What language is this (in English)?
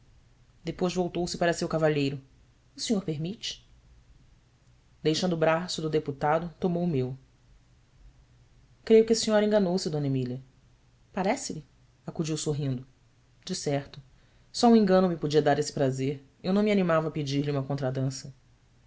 Portuguese